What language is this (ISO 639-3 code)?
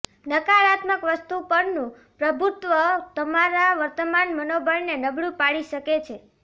guj